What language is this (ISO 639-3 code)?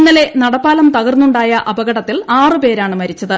mal